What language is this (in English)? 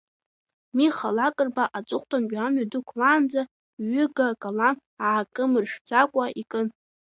Abkhazian